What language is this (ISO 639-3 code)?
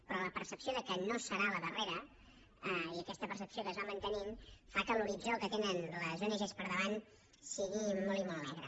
cat